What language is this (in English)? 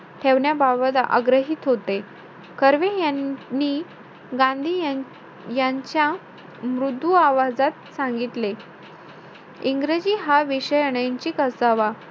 Marathi